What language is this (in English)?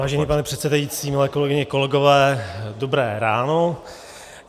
Czech